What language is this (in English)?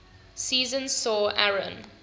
English